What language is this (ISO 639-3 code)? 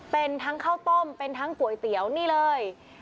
tha